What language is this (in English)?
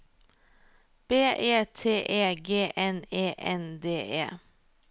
Norwegian